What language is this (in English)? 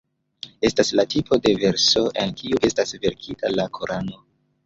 Esperanto